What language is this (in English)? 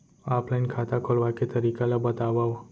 Chhattisgarhi